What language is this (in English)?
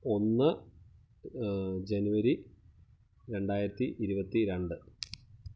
Malayalam